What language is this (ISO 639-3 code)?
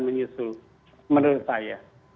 ind